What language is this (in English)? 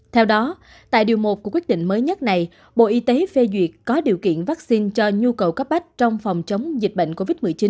Vietnamese